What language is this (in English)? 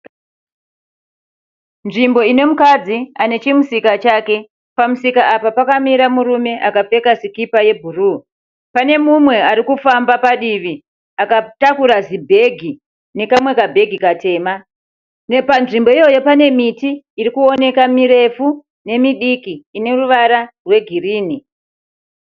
Shona